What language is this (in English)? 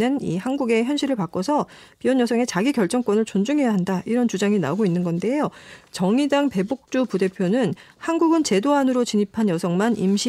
Korean